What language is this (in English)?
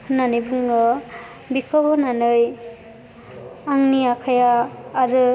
Bodo